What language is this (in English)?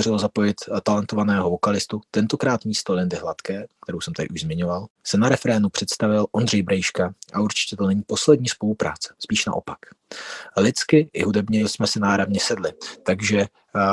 Czech